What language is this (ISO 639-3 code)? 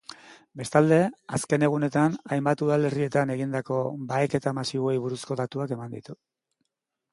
eus